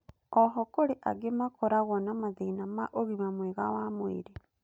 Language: Kikuyu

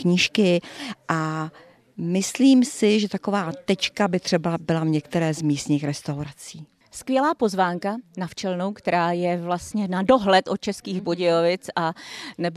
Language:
Czech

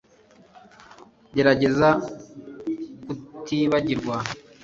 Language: Kinyarwanda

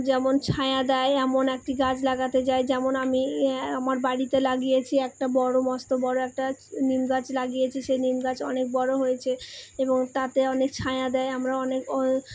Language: Bangla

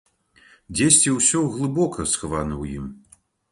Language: Belarusian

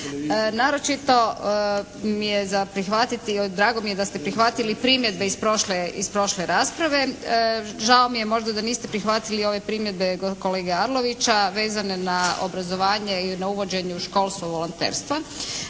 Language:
Croatian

